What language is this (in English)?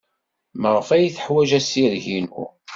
Kabyle